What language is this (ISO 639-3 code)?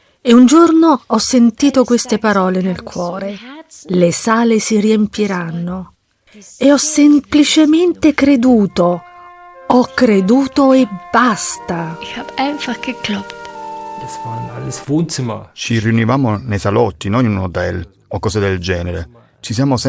ita